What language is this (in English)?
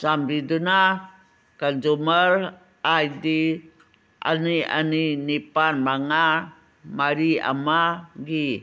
Manipuri